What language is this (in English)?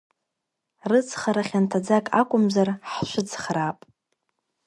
Abkhazian